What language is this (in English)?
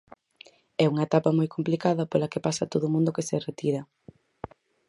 Galician